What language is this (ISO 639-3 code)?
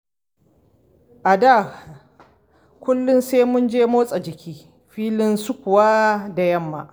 hau